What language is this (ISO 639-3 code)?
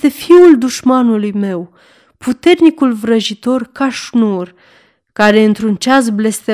ron